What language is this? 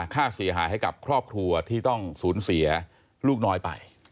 Thai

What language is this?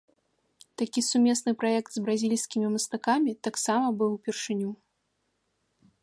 Belarusian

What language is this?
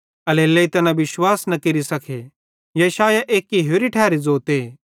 Bhadrawahi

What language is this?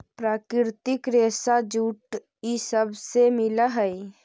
Magahi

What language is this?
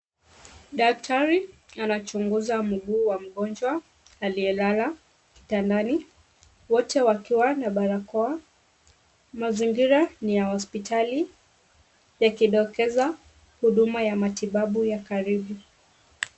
Swahili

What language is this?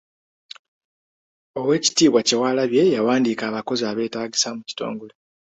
Ganda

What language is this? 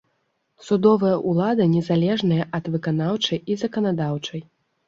Belarusian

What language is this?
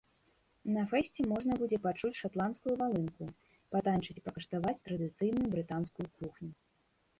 Belarusian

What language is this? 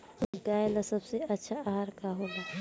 Bhojpuri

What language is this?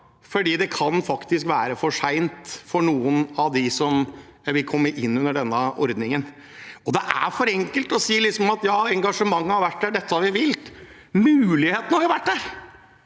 Norwegian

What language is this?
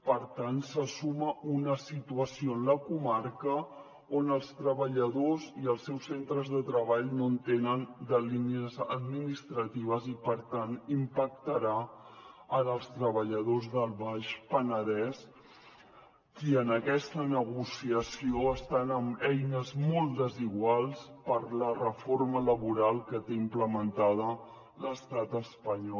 Catalan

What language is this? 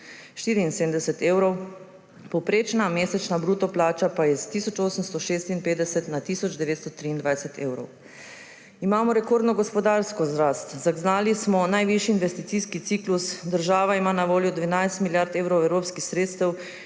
Slovenian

